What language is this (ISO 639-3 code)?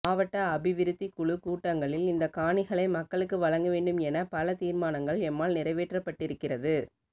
tam